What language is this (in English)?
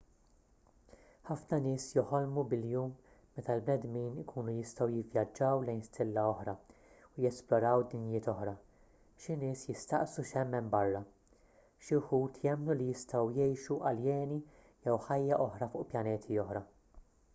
Maltese